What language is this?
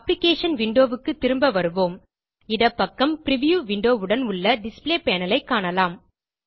Tamil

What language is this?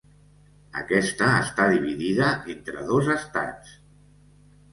Catalan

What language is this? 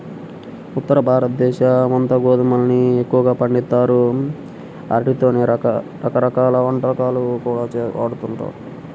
Telugu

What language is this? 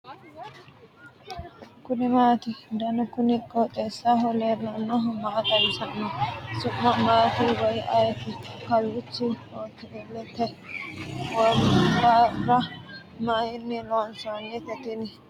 Sidamo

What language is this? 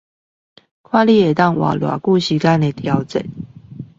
Chinese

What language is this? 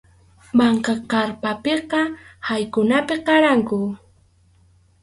Arequipa-La Unión Quechua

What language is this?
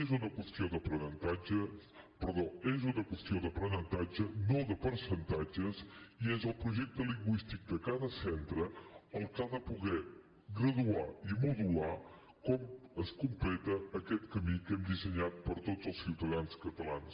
Catalan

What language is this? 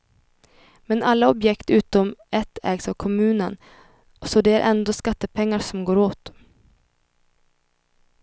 Swedish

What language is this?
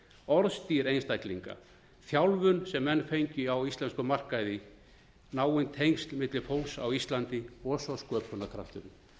Icelandic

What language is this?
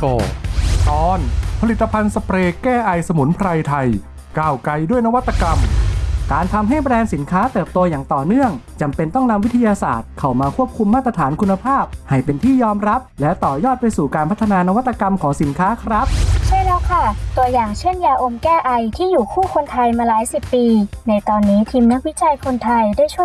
Thai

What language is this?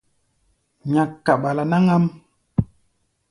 Gbaya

